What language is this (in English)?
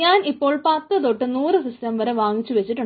Malayalam